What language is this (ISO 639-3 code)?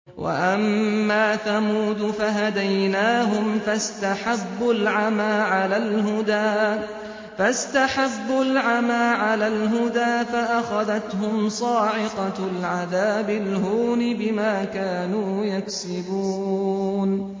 ara